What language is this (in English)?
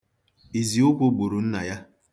Igbo